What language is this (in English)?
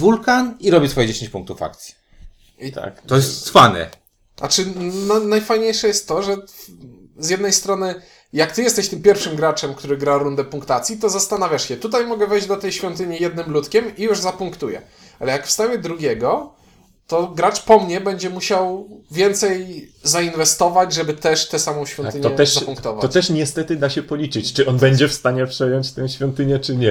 Polish